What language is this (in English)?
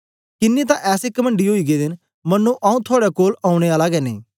Dogri